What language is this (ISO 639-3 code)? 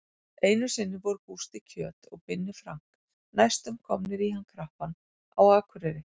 isl